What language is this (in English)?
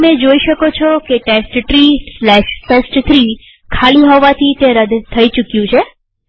Gujarati